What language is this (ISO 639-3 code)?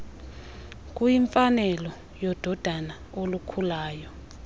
xho